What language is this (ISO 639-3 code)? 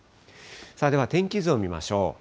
jpn